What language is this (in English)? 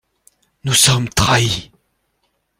French